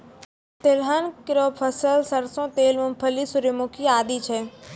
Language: Maithili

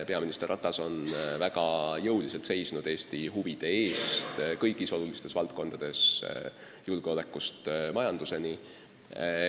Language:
Estonian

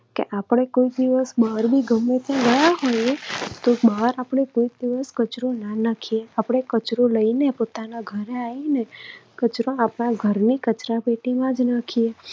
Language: Gujarati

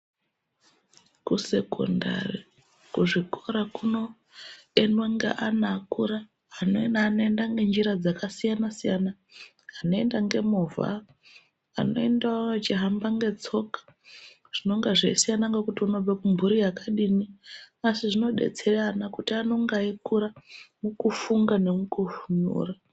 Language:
Ndau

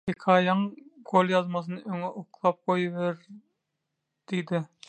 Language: Turkmen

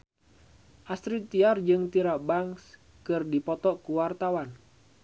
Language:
Sundanese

